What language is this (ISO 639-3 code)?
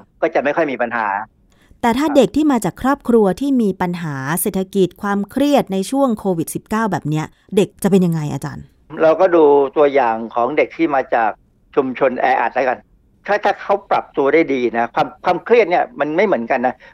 tha